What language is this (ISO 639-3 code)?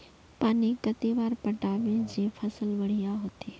mag